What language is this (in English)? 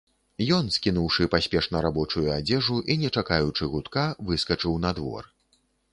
Belarusian